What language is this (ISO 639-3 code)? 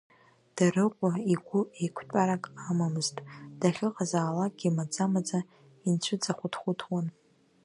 abk